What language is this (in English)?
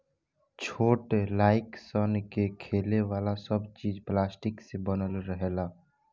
Bhojpuri